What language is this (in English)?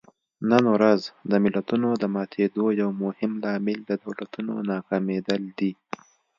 Pashto